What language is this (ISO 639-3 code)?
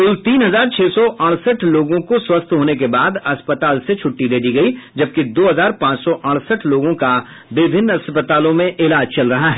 hin